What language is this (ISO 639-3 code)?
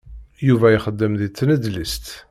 kab